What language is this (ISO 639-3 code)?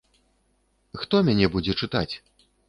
bel